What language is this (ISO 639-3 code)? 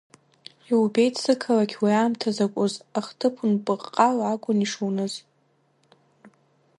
abk